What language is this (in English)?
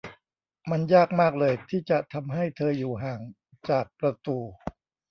Thai